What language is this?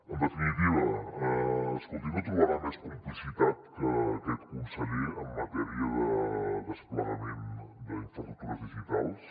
Catalan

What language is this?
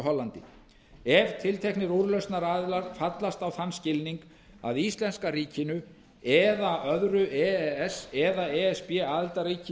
Icelandic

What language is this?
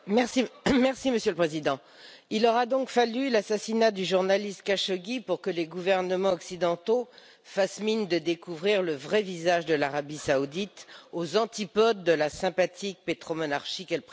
French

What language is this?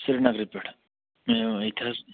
Kashmiri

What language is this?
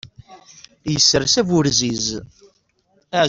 Kabyle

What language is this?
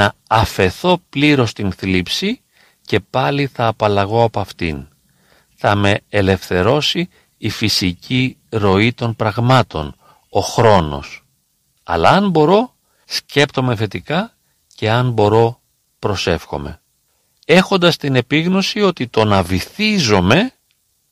Greek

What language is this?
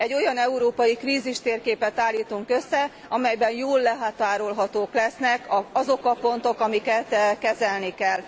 Hungarian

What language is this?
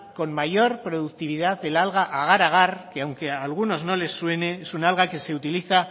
Spanish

